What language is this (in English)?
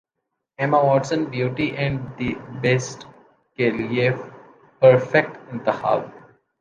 Urdu